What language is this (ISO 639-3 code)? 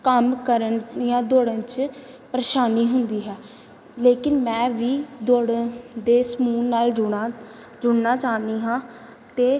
pan